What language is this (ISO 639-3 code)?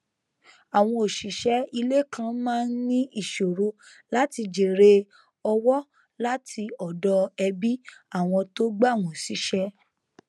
yor